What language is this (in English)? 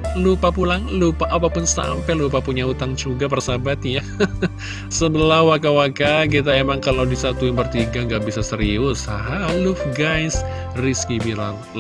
Indonesian